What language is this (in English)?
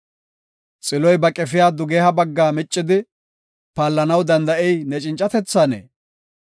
Gofa